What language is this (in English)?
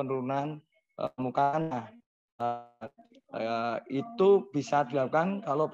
Indonesian